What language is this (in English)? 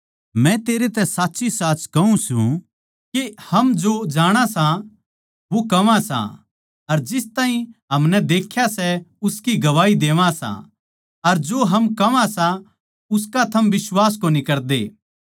Haryanvi